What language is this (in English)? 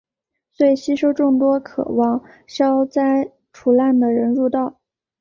Chinese